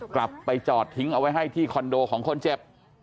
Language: Thai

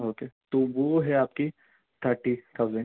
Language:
Urdu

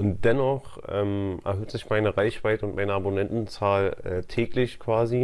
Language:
German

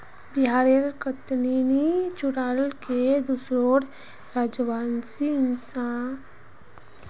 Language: Magahi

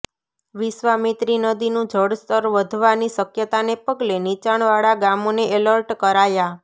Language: Gujarati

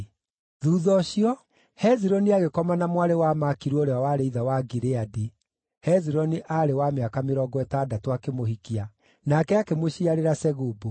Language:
Kikuyu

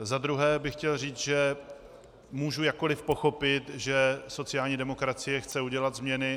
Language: Czech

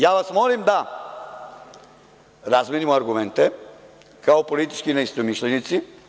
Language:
Serbian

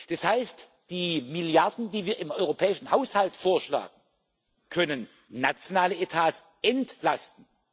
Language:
German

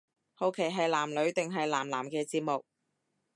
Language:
Cantonese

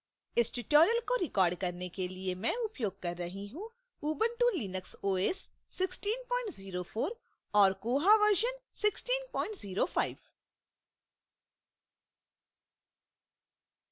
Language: Hindi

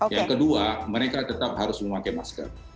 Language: Indonesian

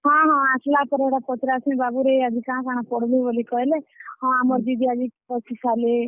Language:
Odia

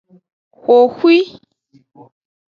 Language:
Aja (Benin)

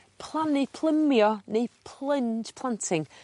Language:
Welsh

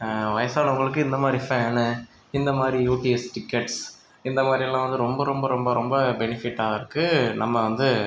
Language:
Tamil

